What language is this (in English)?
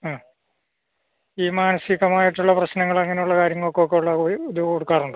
Malayalam